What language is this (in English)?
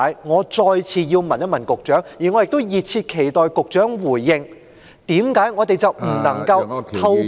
Cantonese